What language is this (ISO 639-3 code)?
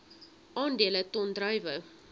afr